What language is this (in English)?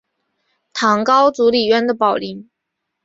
Chinese